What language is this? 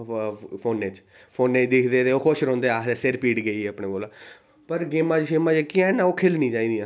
Dogri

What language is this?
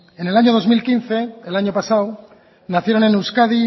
Spanish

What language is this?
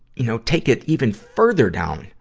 English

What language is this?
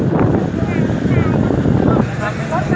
Thai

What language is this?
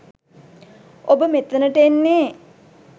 Sinhala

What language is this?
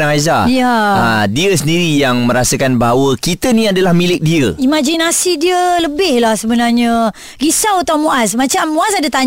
Malay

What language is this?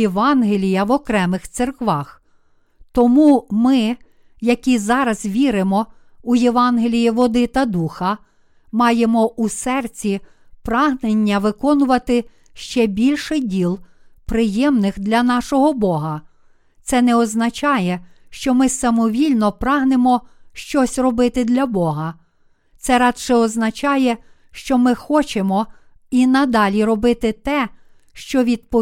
Ukrainian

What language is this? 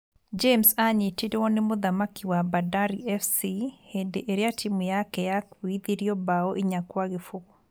Kikuyu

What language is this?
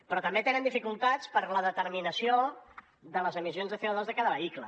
Catalan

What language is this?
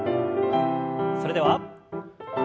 Japanese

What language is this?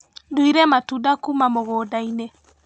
Kikuyu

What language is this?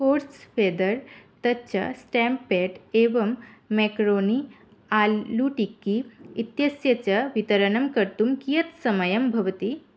Sanskrit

